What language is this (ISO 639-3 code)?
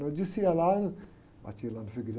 por